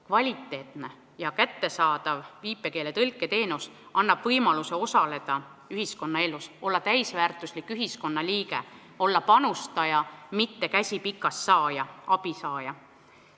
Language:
Estonian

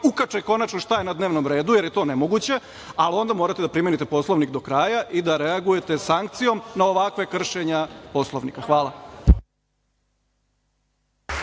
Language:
Serbian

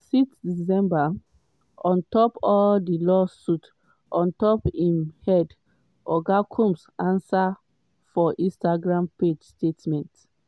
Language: Nigerian Pidgin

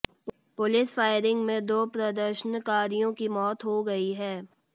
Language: Hindi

